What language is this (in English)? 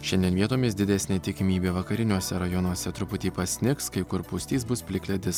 Lithuanian